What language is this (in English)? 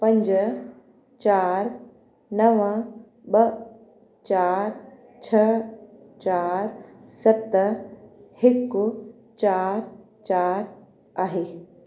Sindhi